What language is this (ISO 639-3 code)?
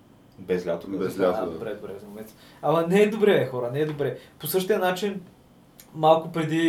bul